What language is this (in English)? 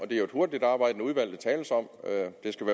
Danish